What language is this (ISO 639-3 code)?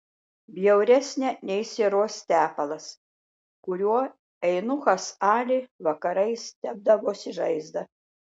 lit